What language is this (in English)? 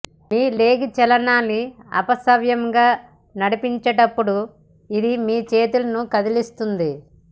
Telugu